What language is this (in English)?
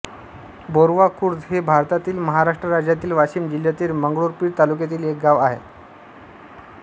Marathi